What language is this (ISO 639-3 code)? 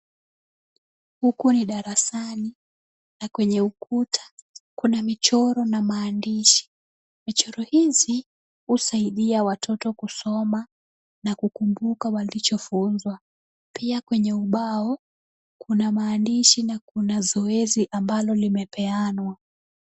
swa